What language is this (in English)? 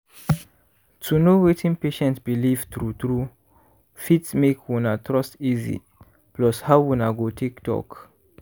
Nigerian Pidgin